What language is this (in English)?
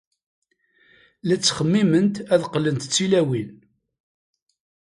Kabyle